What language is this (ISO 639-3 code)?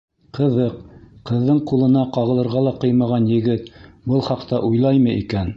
bak